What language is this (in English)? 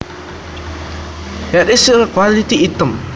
Javanese